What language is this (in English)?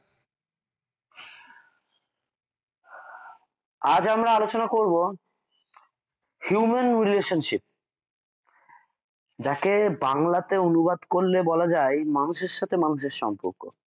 Bangla